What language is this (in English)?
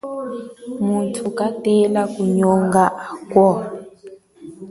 Chokwe